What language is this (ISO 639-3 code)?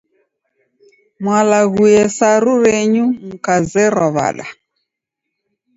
dav